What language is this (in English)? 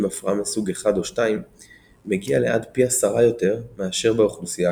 Hebrew